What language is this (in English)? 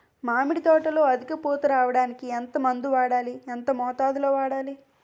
Telugu